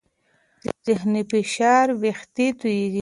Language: Pashto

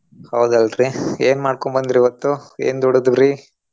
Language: Kannada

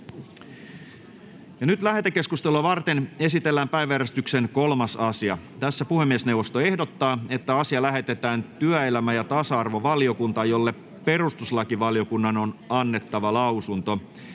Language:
Finnish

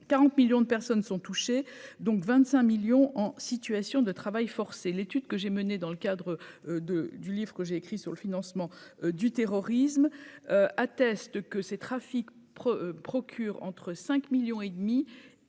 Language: French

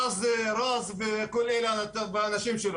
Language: Hebrew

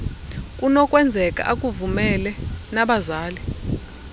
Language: Xhosa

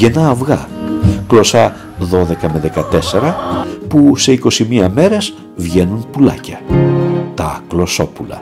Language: Greek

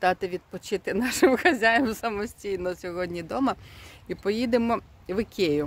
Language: Ukrainian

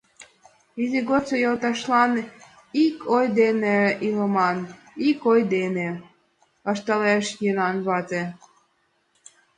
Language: Mari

